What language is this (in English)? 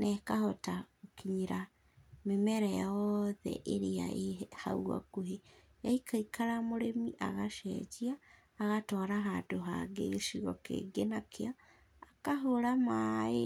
Kikuyu